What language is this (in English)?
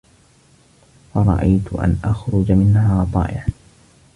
Arabic